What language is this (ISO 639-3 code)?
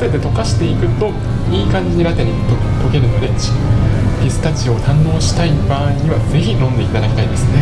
jpn